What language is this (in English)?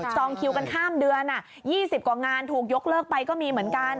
Thai